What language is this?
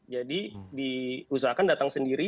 Indonesian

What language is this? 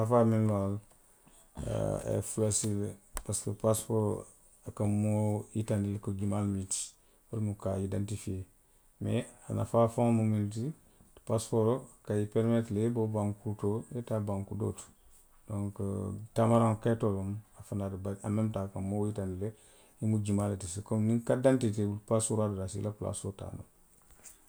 Western Maninkakan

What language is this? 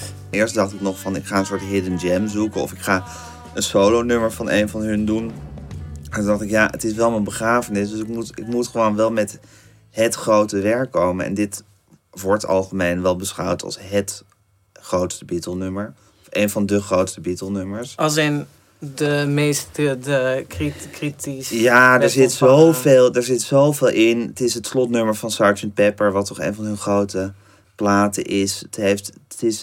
Dutch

